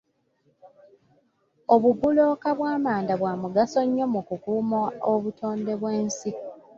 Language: Ganda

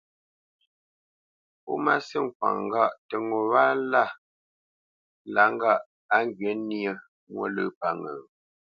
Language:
Bamenyam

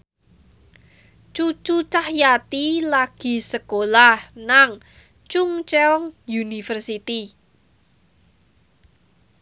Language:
Javanese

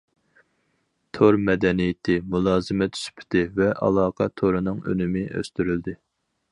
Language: Uyghur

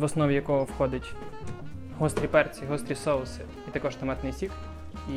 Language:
Ukrainian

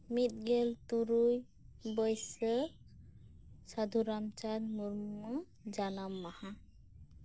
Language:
Santali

